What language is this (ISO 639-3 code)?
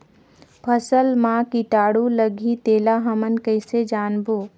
hne